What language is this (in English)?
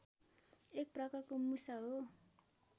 Nepali